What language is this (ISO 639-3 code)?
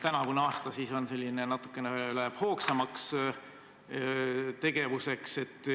est